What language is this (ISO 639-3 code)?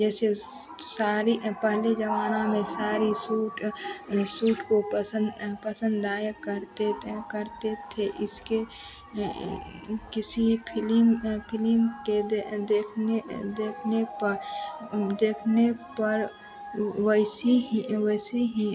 hin